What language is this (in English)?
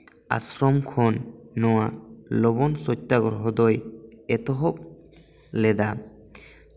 Santali